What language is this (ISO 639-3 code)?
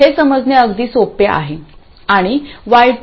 mar